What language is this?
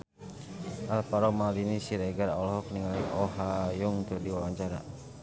Sundanese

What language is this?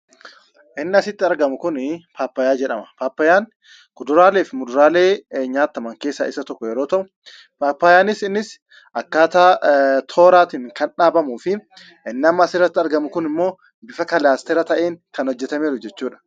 Oromo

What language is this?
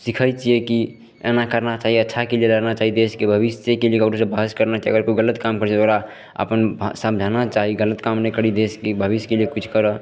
Maithili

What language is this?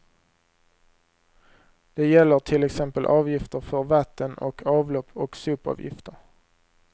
Swedish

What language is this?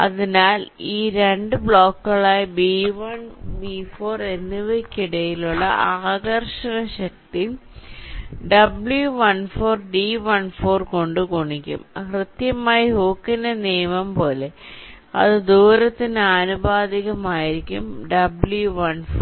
Malayalam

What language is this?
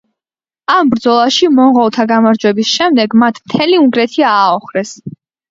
Georgian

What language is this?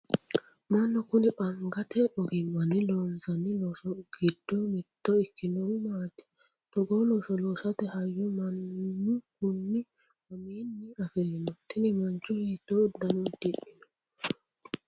Sidamo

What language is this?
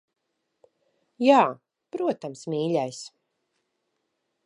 Latvian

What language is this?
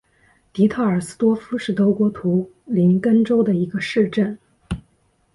Chinese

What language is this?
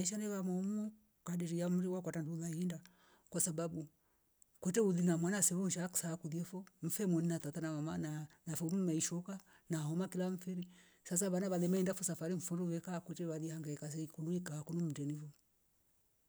Rombo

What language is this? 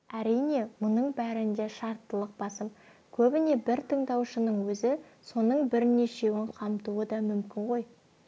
Kazakh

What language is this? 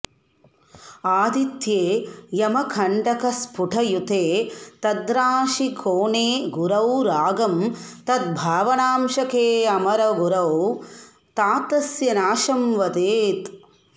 Sanskrit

